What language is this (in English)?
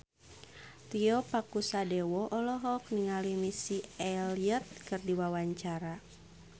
Sundanese